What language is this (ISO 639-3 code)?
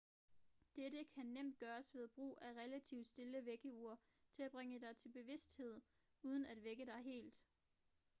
dan